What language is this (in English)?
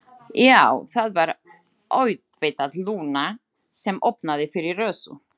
Icelandic